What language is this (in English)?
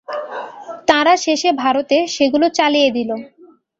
Bangla